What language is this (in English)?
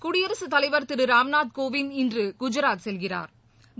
Tamil